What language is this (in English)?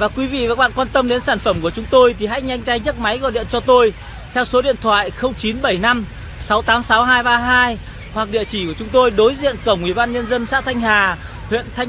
Vietnamese